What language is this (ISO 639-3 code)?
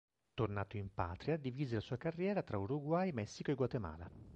ita